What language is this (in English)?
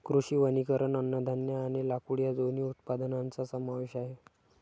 Marathi